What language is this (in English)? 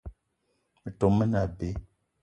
Eton (Cameroon)